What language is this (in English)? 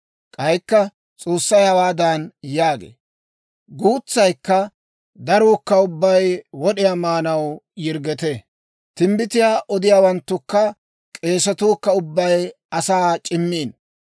Dawro